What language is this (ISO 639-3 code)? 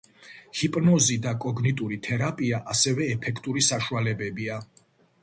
kat